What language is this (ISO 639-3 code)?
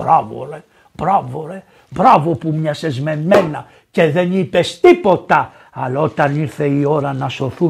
ell